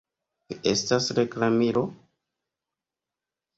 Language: Esperanto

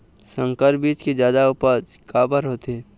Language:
Chhattisgarhi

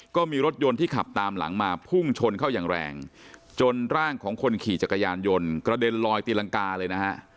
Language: Thai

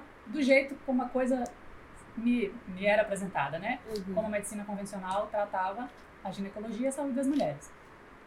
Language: Portuguese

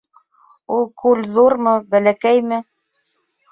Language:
Bashkir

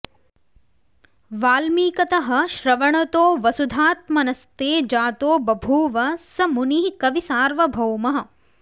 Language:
Sanskrit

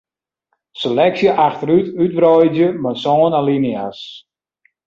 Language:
Western Frisian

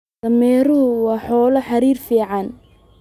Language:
Somali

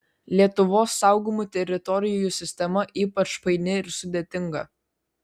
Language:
Lithuanian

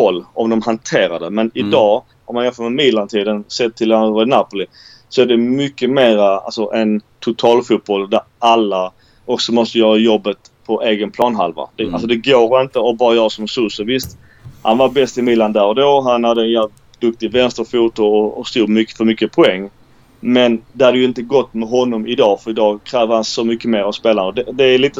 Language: Swedish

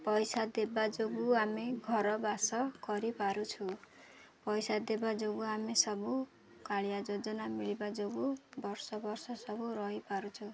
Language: Odia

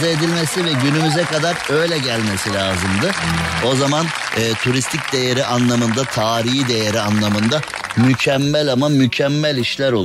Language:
Turkish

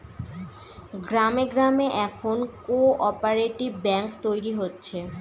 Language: Bangla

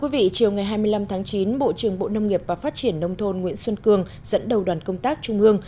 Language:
Vietnamese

